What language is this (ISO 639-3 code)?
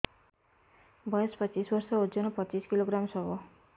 ori